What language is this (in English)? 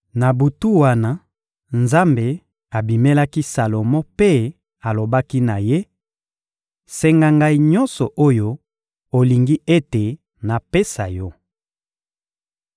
Lingala